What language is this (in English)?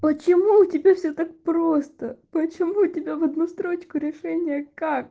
Russian